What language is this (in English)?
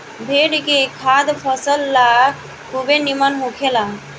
Bhojpuri